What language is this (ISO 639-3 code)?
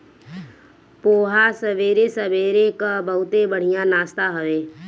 bho